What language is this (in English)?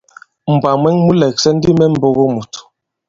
Bankon